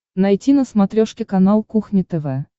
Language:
Russian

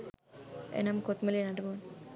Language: Sinhala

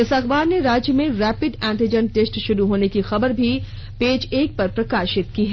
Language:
Hindi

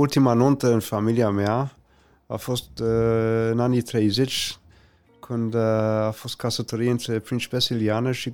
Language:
Romanian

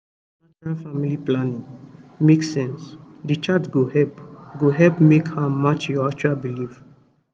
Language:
Nigerian Pidgin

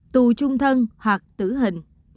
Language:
Vietnamese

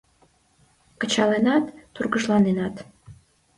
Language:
Mari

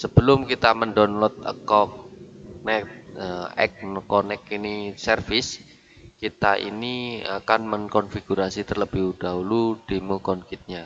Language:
Indonesian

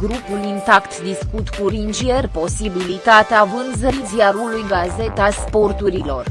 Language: Romanian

